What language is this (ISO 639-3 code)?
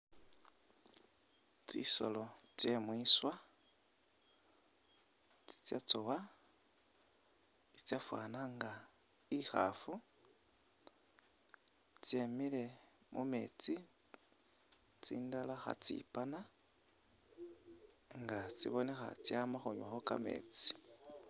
myx